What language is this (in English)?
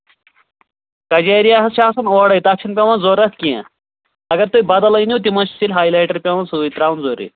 Kashmiri